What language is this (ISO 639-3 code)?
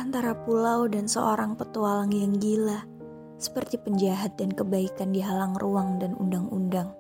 ind